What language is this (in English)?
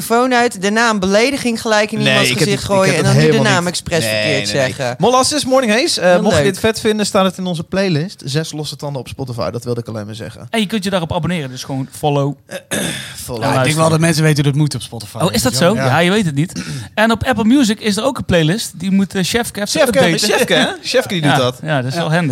Dutch